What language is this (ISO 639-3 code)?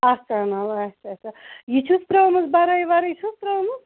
kas